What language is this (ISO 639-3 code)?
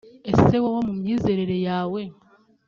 kin